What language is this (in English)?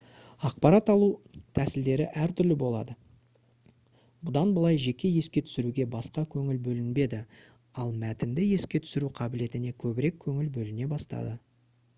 Kazakh